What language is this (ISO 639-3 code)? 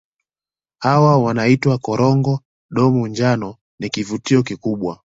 swa